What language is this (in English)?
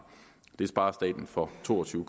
Danish